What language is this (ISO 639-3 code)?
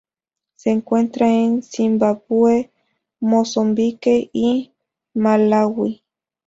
spa